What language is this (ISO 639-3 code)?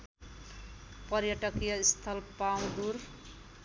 nep